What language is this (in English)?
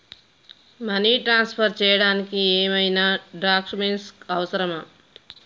Telugu